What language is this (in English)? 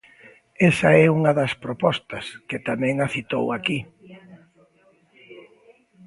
Galician